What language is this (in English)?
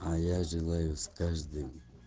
Russian